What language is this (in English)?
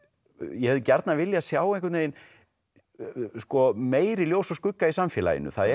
Icelandic